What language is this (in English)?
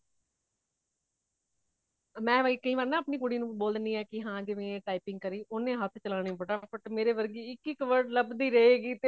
Punjabi